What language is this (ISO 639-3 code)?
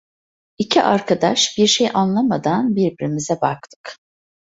tur